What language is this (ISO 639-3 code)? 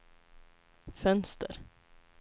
swe